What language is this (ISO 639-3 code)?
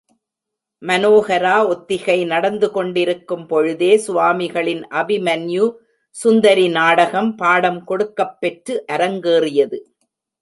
tam